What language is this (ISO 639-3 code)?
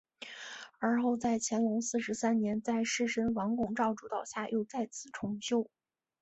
zho